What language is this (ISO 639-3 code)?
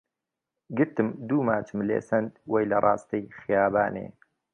ckb